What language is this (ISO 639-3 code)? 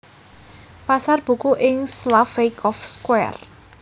jav